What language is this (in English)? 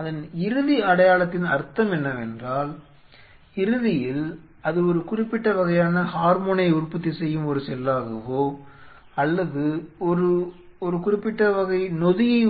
Tamil